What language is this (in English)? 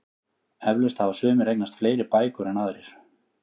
Icelandic